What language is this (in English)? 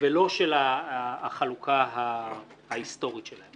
Hebrew